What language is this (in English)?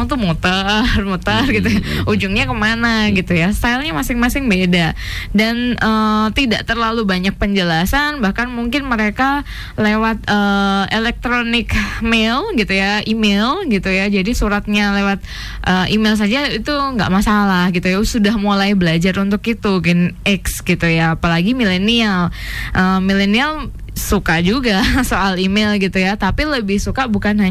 Indonesian